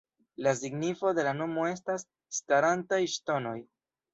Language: Esperanto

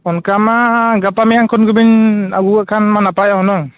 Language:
Santali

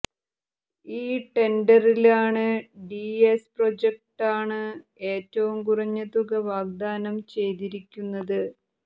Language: Malayalam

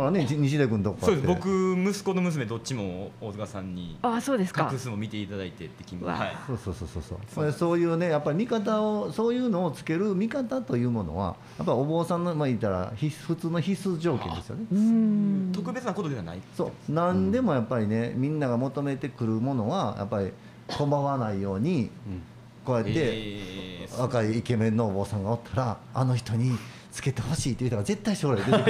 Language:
Japanese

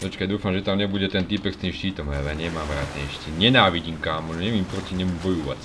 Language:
Slovak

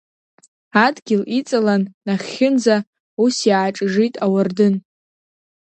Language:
Abkhazian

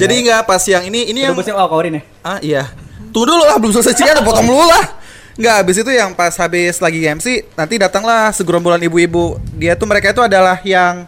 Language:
Indonesian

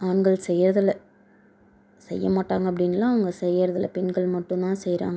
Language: Tamil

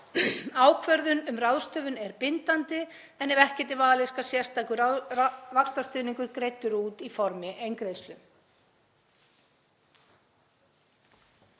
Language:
Icelandic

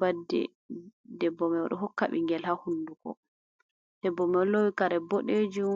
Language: Fula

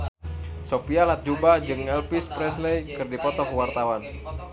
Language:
Sundanese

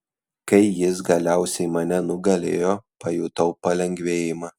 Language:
Lithuanian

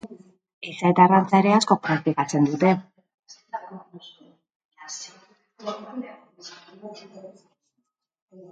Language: Basque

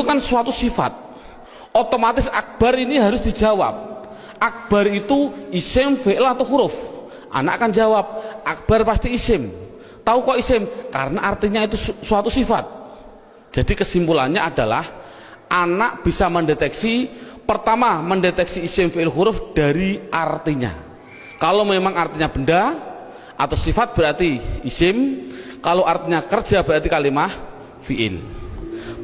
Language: Indonesian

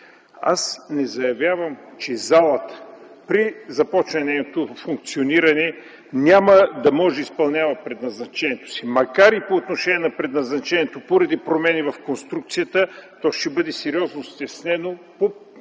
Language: Bulgarian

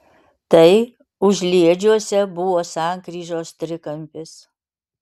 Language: Lithuanian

